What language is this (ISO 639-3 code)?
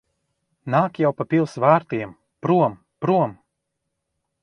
lav